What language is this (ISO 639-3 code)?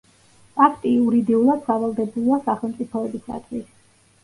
kat